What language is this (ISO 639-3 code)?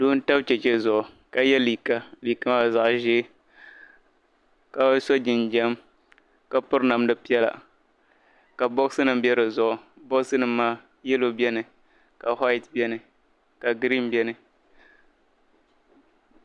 dag